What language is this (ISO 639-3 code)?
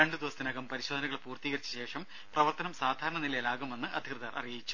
mal